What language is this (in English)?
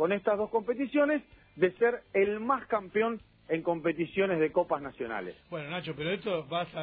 Spanish